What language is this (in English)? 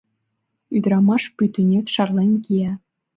Mari